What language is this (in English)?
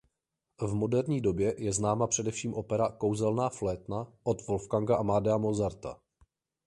Czech